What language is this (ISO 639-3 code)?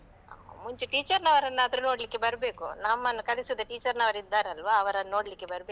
kan